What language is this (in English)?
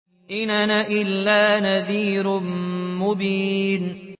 Arabic